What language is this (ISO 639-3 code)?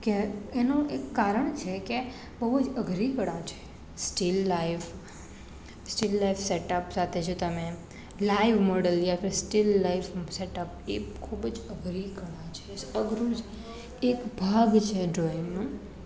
guj